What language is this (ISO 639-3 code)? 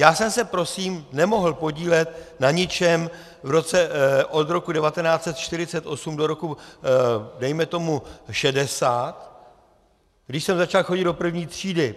ces